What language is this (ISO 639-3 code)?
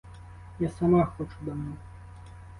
ukr